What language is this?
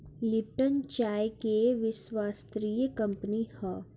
Bhojpuri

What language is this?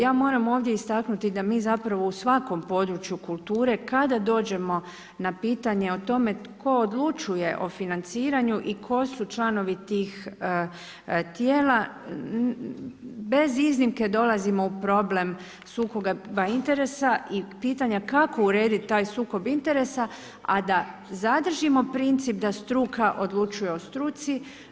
Croatian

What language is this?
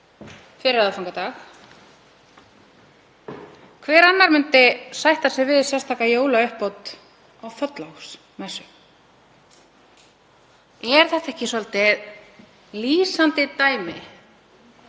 Icelandic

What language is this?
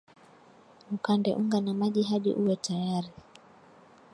Swahili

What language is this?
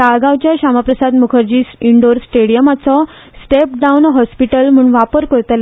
Konkani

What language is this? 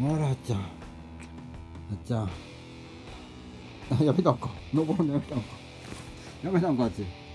Japanese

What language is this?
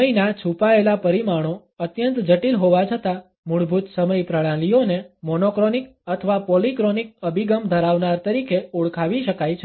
Gujarati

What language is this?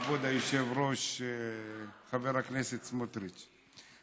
Hebrew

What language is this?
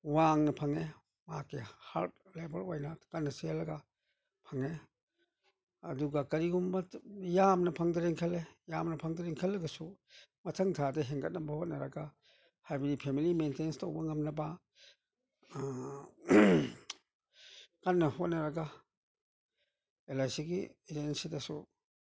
Manipuri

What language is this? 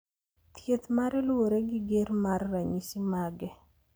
Luo (Kenya and Tanzania)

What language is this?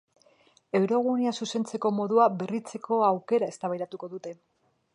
Basque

